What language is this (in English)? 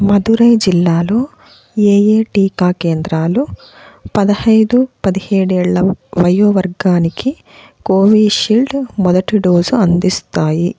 Telugu